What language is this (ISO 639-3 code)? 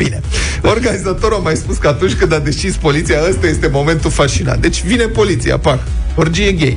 ron